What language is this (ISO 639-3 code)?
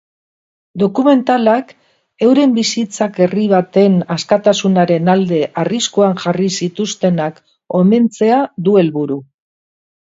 eus